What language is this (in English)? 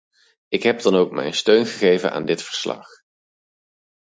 Dutch